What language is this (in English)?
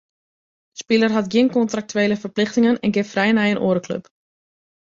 Western Frisian